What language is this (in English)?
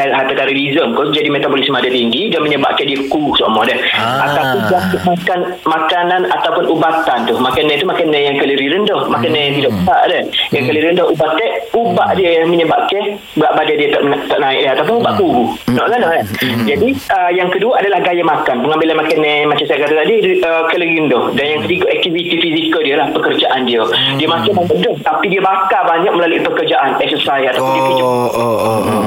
Malay